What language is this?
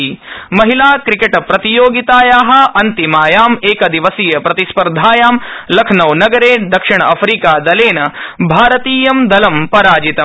Sanskrit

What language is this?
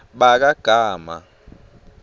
Swati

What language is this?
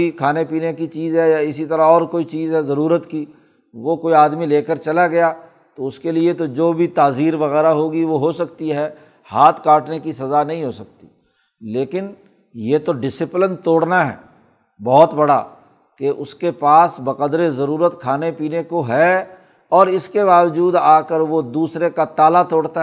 Urdu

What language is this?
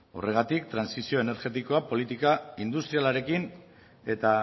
Basque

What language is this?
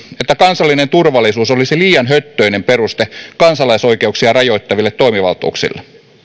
Finnish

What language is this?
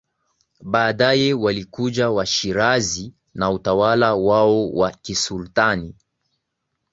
Swahili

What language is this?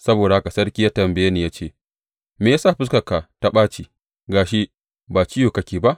Hausa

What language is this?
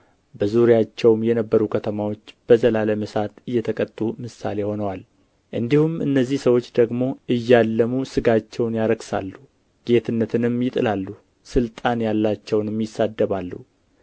Amharic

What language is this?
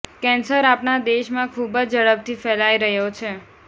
Gujarati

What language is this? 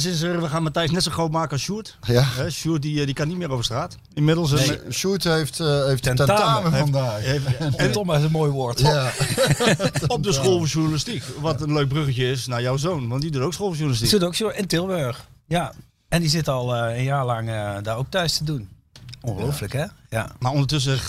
Dutch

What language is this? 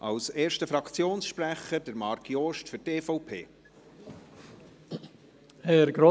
Swiss German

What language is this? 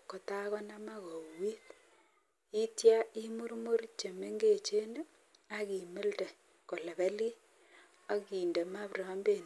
Kalenjin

